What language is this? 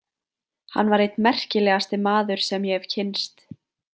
Icelandic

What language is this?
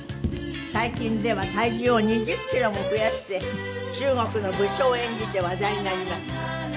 Japanese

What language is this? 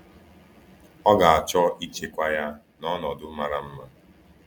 Igbo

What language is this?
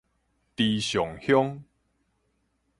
Min Nan Chinese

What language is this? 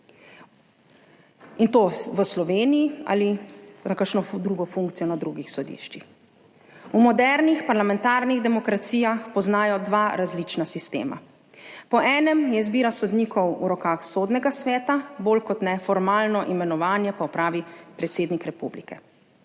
Slovenian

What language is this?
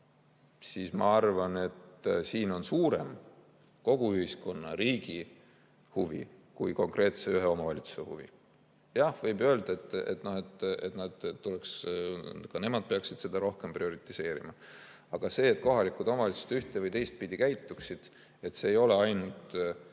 Estonian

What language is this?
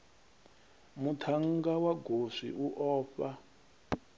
Venda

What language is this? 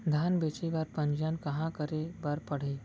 Chhattisgarhi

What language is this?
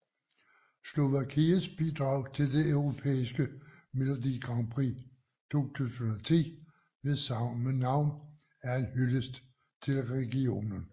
Danish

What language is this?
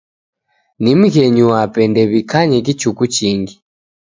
Taita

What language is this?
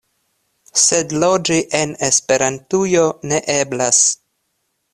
Esperanto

